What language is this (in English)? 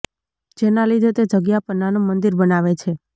Gujarati